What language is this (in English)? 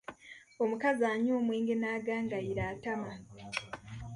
Ganda